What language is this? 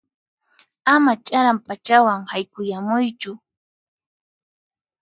Puno Quechua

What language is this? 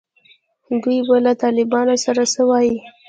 Pashto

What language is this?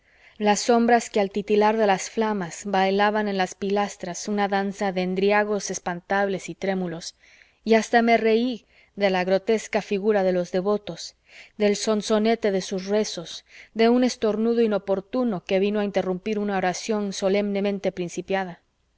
Spanish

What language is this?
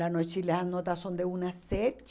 Portuguese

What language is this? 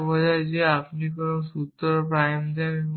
Bangla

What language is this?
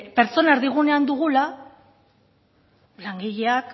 Basque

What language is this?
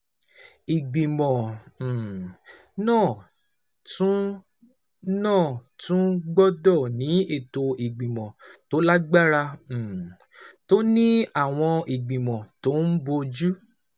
Yoruba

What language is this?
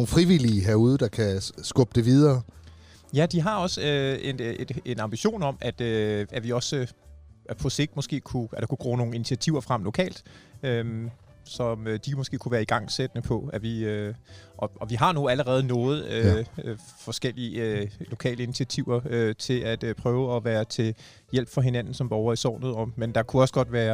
Danish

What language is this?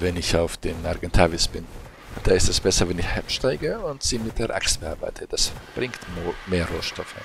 German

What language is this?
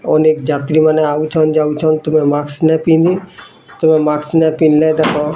Odia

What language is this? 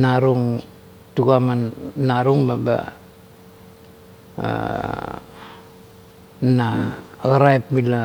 Kuot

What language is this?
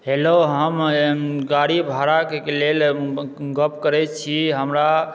Maithili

